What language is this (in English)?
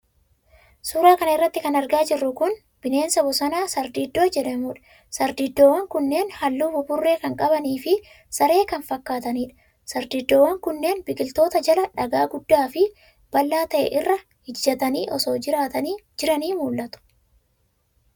Oromo